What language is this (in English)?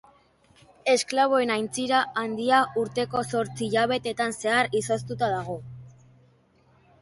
Basque